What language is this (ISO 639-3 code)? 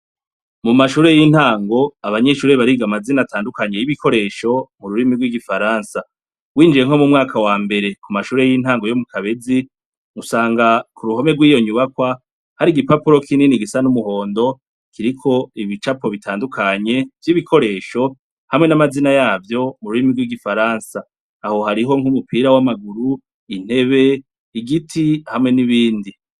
run